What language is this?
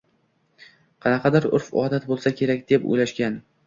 Uzbek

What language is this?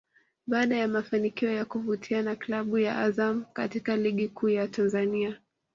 Swahili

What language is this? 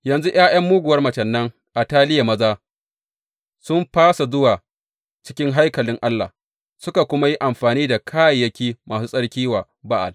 Hausa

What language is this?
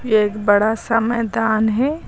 Hindi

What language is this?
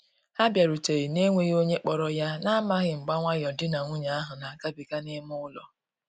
Igbo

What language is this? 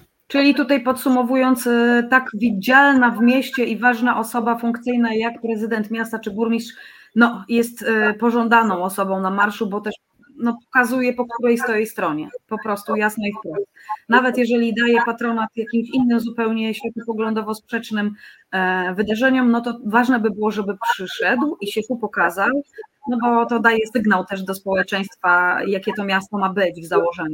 Polish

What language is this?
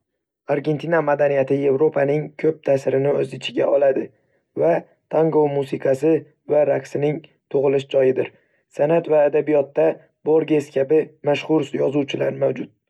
Uzbek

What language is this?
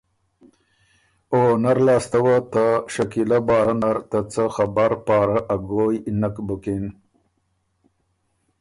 Ormuri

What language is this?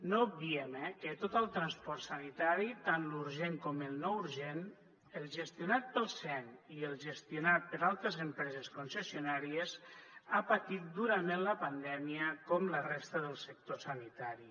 Catalan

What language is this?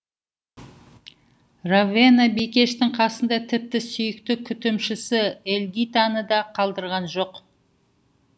Kazakh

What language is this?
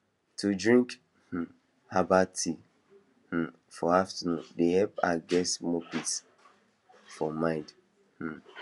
Nigerian Pidgin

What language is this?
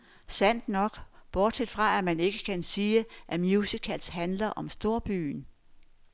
Danish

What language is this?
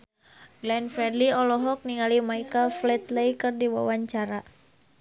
Sundanese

